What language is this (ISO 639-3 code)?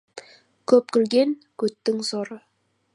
kaz